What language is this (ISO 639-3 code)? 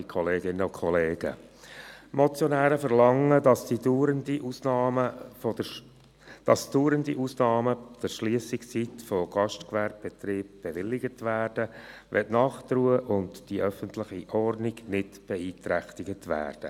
gsw